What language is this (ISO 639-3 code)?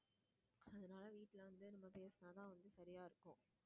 tam